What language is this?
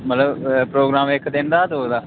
Dogri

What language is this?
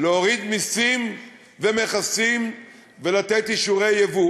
Hebrew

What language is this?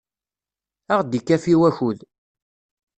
Kabyle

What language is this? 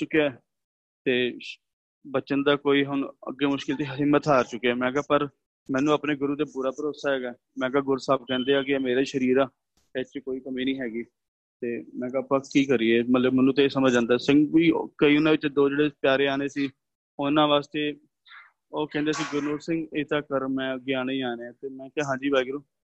Punjabi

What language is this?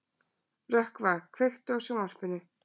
Icelandic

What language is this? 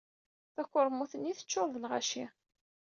Kabyle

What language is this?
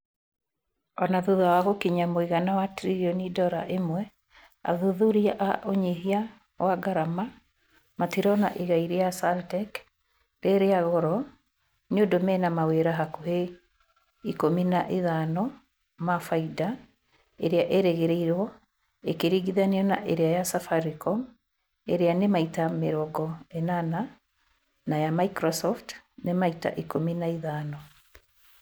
Kikuyu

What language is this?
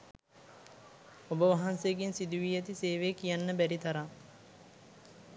Sinhala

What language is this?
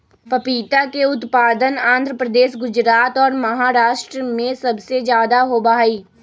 Magahi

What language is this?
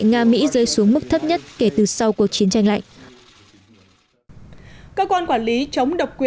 Vietnamese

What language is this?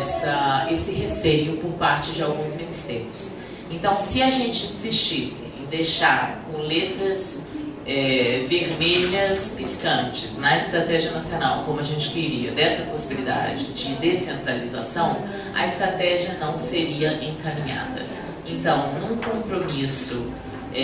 Portuguese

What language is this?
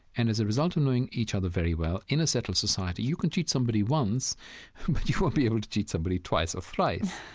English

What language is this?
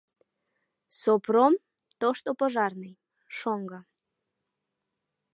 Mari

